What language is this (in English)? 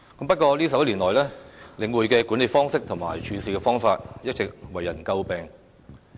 Cantonese